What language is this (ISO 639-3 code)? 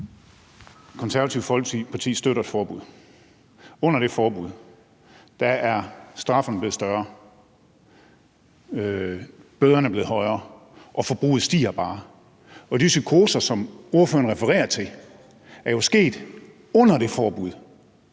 dan